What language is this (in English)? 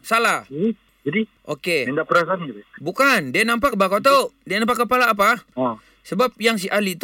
Malay